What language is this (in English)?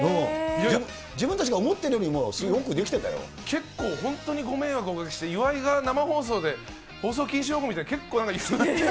Japanese